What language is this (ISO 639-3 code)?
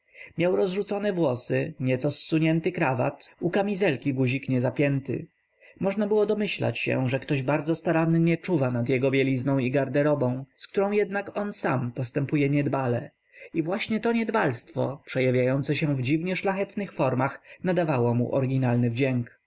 pol